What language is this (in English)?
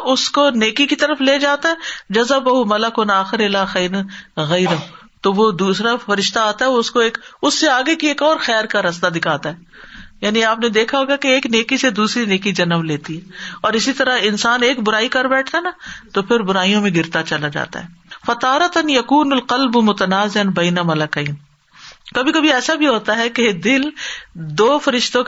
Urdu